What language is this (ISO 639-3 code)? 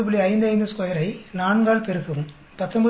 tam